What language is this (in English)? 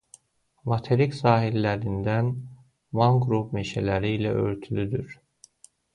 Azerbaijani